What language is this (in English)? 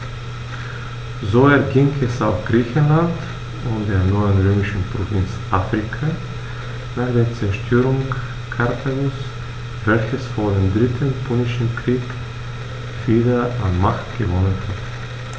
German